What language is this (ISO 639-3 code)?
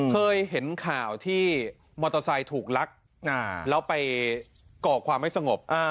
tha